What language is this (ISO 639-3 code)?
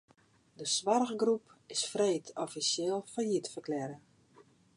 fry